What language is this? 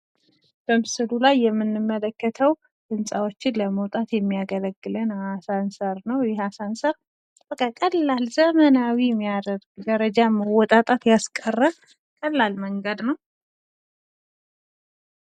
Amharic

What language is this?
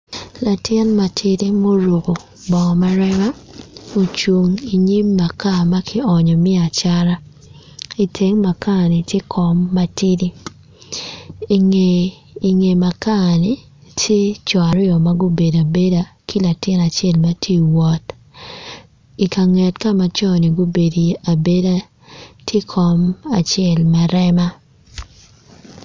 Acoli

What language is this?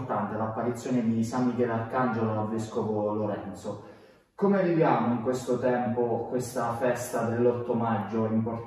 Italian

